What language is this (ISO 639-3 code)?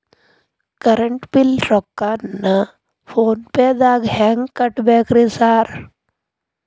kan